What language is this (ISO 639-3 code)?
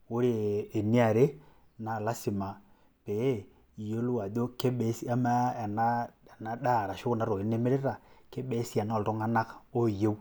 mas